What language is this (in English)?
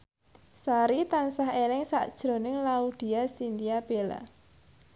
Javanese